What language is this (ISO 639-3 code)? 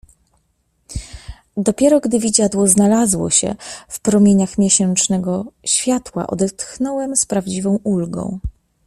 pol